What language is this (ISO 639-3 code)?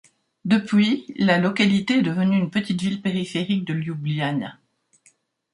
fra